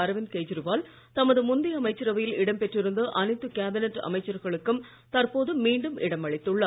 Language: Tamil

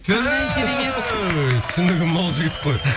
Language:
Kazakh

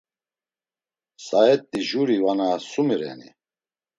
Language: Laz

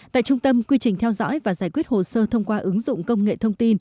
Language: Vietnamese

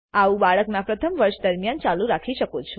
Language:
Gujarati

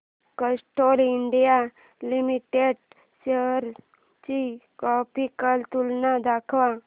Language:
Marathi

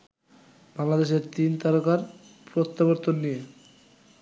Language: Bangla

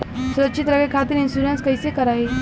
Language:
Bhojpuri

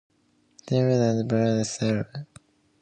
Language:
English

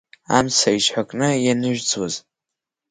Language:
Abkhazian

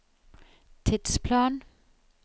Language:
Norwegian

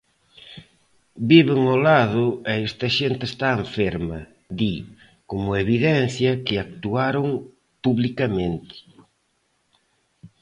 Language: Galician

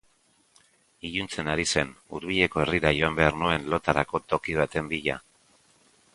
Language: Basque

